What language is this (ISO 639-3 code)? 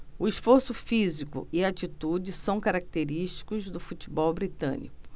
por